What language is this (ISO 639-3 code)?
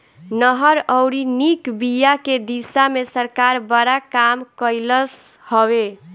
bho